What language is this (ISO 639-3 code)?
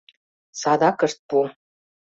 chm